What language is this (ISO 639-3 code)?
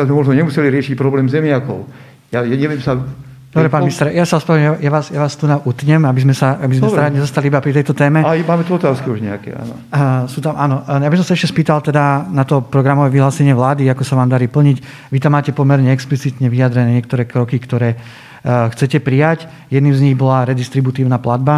slk